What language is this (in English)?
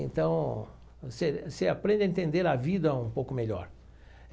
Portuguese